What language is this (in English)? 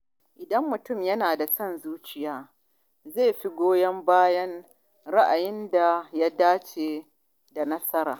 Hausa